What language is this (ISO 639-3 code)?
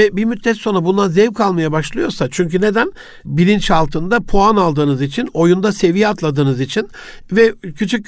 tur